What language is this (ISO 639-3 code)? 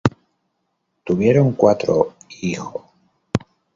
spa